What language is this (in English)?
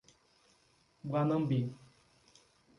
Portuguese